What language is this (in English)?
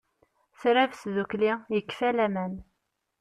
Kabyle